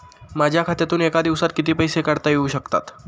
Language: Marathi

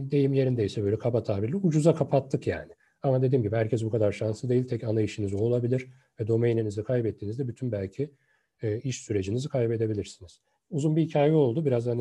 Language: Turkish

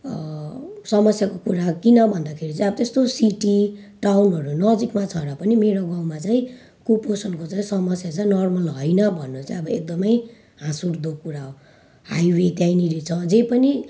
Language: Nepali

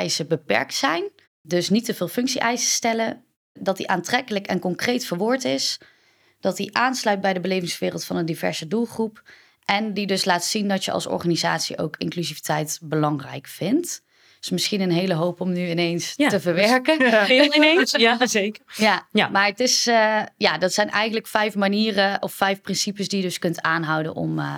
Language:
Dutch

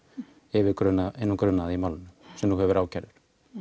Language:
Icelandic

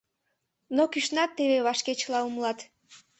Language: Mari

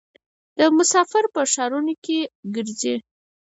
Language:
Pashto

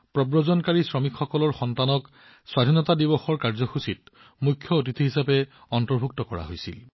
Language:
Assamese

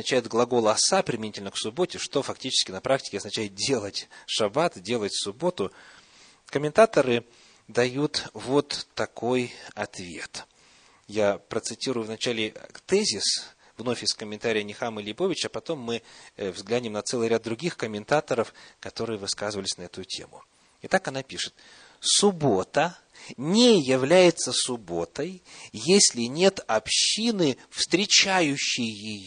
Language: Russian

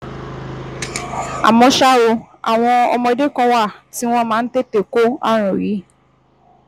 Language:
Yoruba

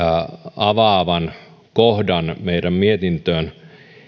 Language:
Finnish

